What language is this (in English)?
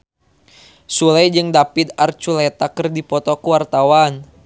Sundanese